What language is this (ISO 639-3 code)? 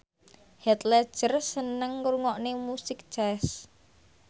jav